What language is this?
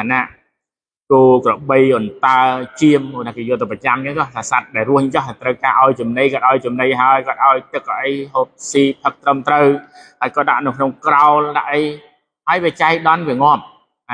Thai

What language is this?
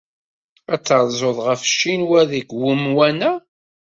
Kabyle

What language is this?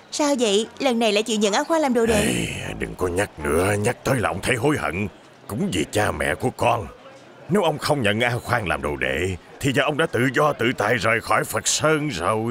Vietnamese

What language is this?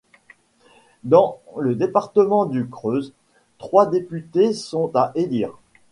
French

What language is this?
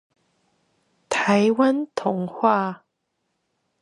Chinese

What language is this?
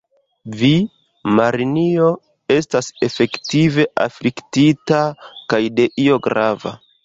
Esperanto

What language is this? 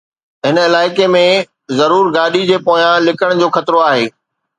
Sindhi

